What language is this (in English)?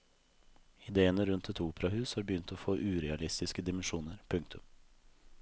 Norwegian